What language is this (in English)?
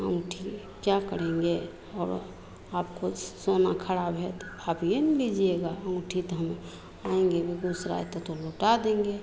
Hindi